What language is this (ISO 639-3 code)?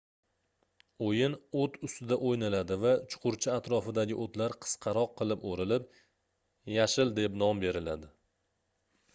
uzb